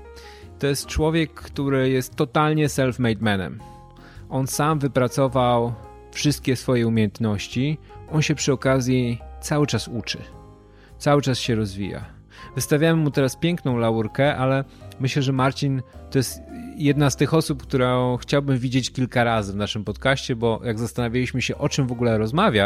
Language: Polish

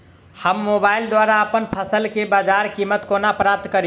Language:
Maithili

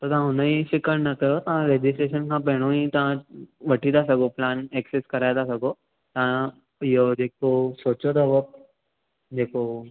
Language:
Sindhi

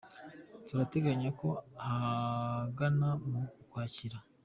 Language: Kinyarwanda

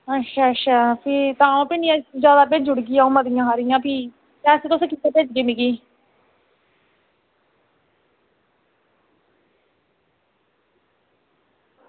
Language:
Dogri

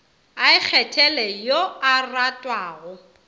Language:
Northern Sotho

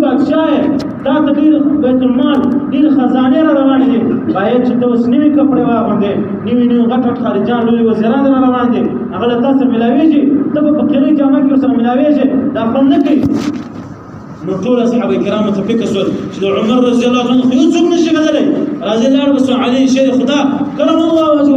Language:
Arabic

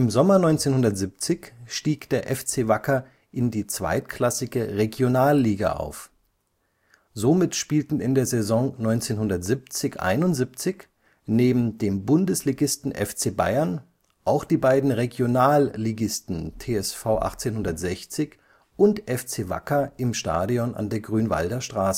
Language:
German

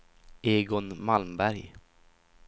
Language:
Swedish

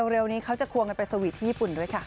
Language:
Thai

